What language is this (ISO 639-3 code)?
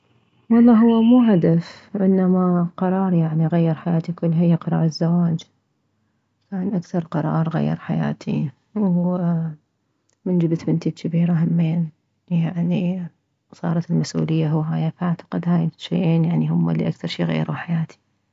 acm